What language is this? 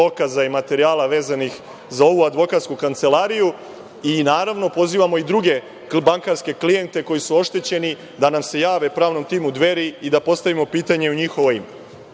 Serbian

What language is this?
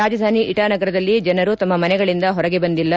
Kannada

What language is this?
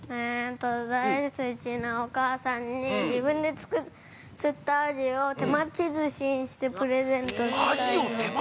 Japanese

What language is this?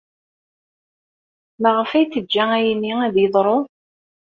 Kabyle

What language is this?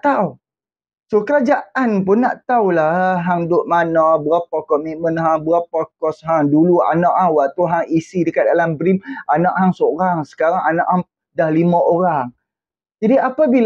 Malay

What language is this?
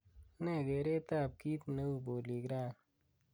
Kalenjin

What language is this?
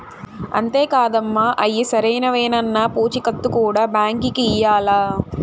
Telugu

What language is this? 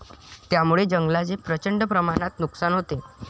Marathi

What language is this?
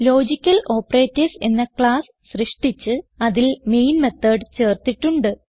Malayalam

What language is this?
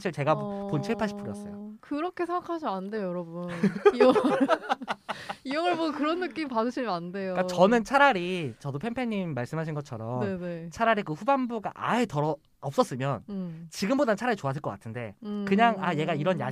Korean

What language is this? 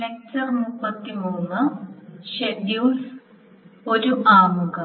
Malayalam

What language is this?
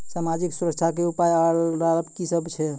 Maithili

